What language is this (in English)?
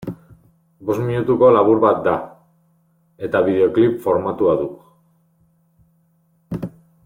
Basque